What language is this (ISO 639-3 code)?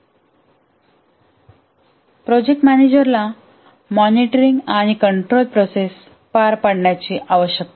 mar